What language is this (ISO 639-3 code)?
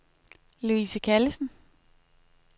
dan